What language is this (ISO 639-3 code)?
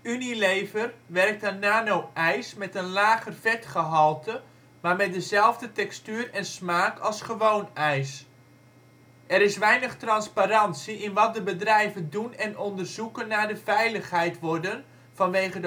nld